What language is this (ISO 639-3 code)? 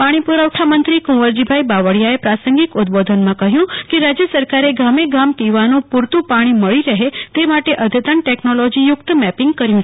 guj